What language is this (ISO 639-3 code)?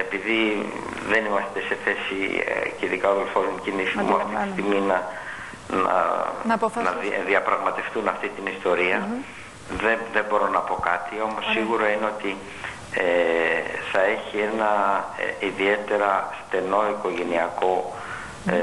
ell